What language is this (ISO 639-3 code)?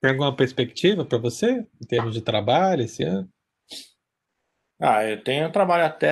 por